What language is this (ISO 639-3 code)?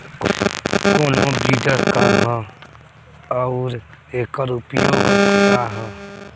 bho